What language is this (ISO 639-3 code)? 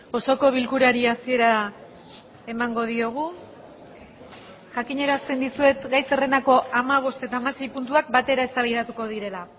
eus